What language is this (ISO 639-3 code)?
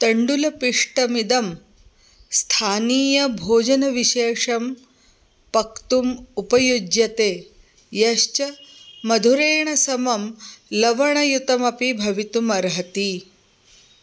san